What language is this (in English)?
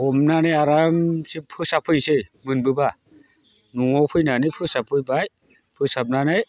Bodo